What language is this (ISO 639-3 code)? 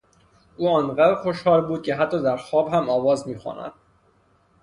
fas